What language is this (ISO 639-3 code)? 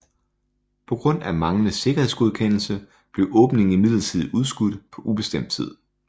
dan